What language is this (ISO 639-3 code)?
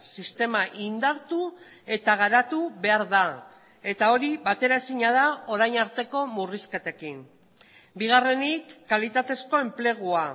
eus